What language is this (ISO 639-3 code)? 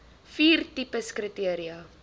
afr